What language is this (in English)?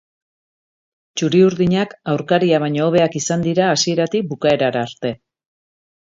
Basque